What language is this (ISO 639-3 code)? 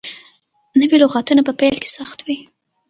pus